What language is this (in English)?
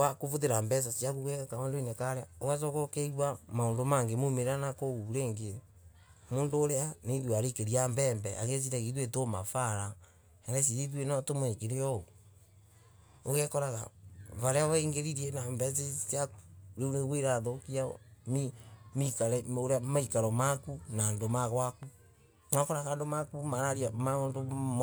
Embu